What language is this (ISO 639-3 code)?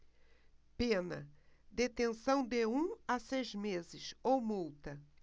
por